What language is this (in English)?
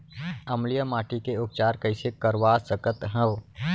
Chhattisgarhi